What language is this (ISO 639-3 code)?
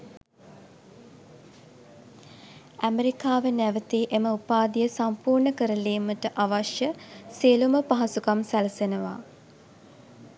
sin